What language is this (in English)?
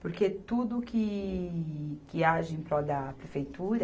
Portuguese